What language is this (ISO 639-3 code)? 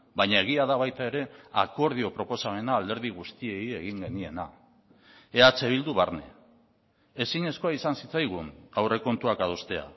eus